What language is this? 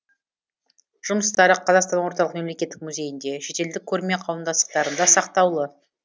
Kazakh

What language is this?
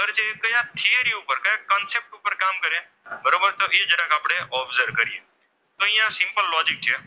Gujarati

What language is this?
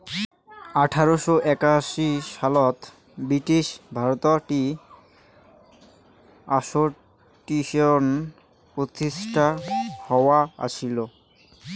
Bangla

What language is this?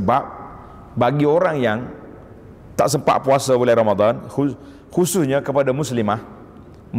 Malay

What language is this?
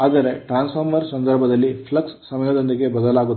Kannada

